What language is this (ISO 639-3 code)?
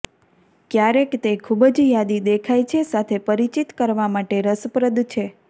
guj